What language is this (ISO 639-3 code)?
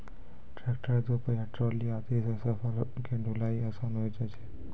mai